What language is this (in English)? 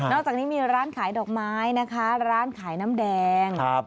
Thai